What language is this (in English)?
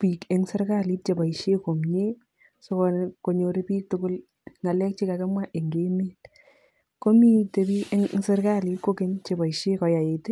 Kalenjin